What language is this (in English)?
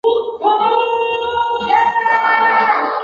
Chinese